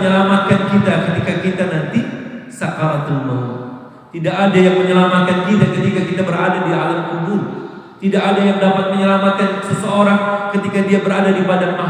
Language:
Indonesian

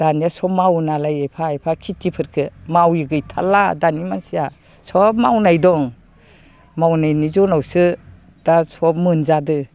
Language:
Bodo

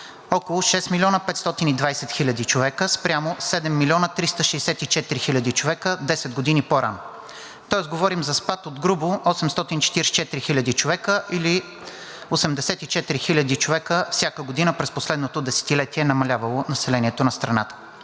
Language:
Bulgarian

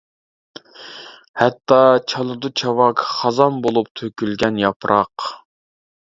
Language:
Uyghur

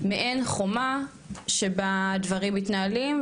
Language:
Hebrew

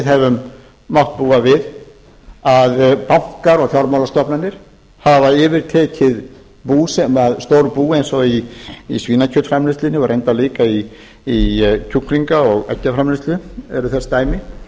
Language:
Icelandic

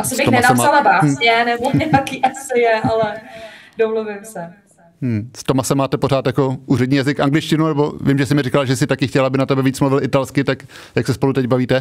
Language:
Czech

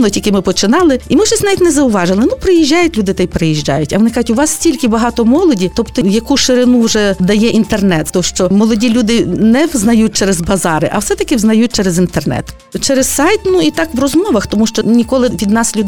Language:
Ukrainian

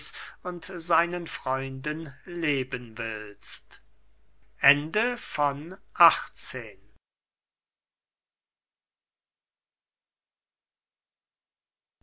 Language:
German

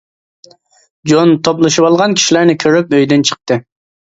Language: Uyghur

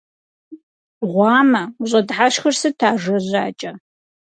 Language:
Kabardian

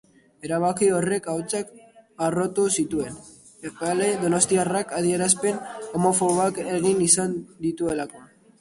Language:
Basque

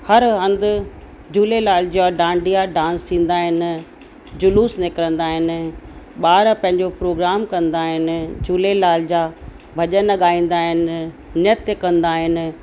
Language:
Sindhi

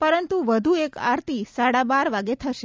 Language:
Gujarati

